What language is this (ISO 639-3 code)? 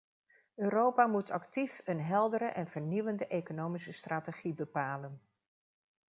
nld